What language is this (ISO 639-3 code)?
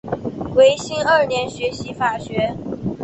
zho